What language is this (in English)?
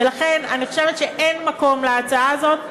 Hebrew